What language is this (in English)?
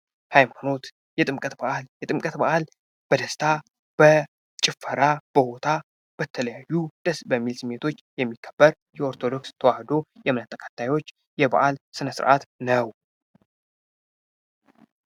Amharic